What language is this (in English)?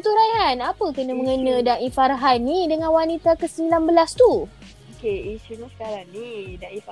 Malay